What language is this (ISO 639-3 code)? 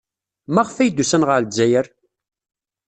kab